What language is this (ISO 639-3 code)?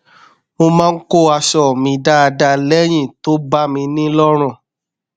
yor